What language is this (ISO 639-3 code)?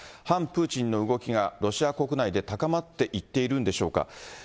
jpn